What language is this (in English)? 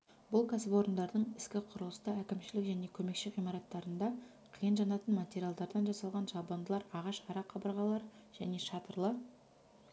Kazakh